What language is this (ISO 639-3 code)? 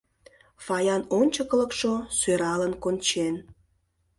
chm